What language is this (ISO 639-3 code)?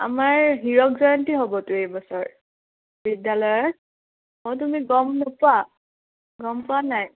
asm